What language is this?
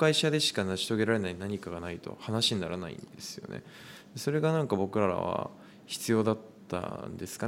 Japanese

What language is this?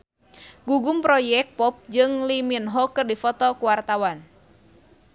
Sundanese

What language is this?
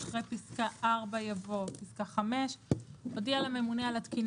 Hebrew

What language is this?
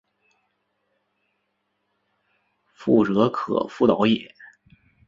Chinese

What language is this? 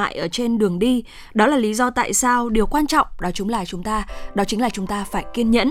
Vietnamese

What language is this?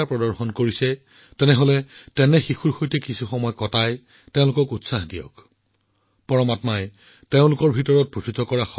Assamese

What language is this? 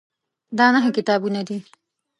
Pashto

